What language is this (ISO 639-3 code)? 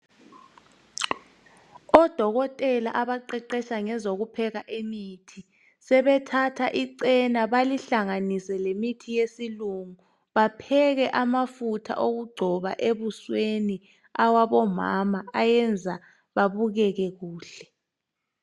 nde